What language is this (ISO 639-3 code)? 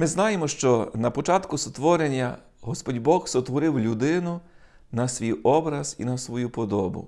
ukr